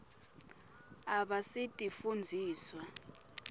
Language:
Swati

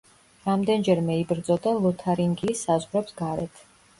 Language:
Georgian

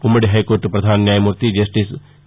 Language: Telugu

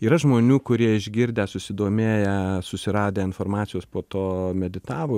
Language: Lithuanian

